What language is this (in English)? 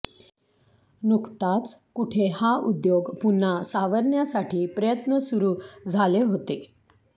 Marathi